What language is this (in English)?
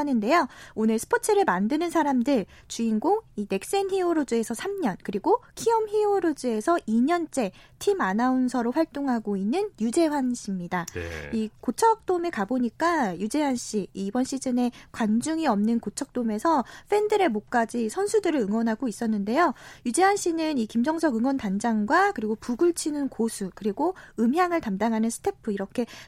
Korean